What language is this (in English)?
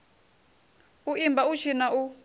Venda